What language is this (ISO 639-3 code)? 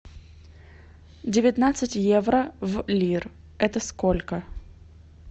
rus